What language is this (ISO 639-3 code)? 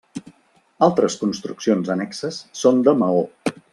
cat